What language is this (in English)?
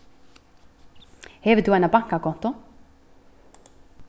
Faroese